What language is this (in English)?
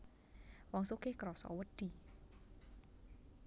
Javanese